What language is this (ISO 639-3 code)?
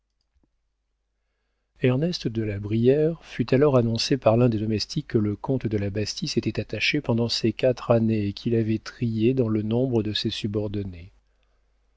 fra